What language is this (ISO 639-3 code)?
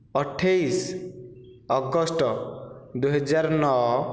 ori